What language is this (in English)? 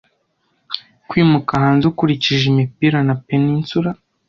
Kinyarwanda